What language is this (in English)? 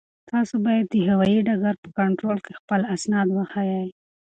Pashto